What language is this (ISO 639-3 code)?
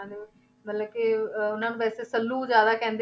pan